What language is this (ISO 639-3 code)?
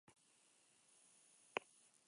eus